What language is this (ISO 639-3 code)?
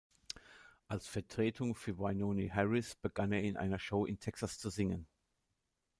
deu